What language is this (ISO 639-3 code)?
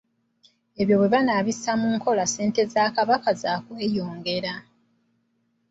lug